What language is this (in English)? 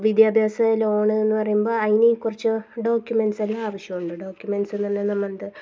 Malayalam